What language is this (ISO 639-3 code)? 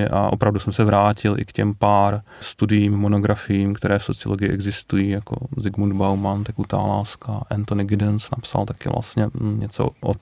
ces